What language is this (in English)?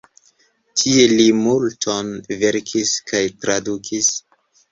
Esperanto